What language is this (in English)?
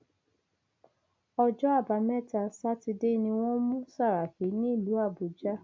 Yoruba